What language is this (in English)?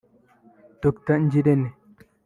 Kinyarwanda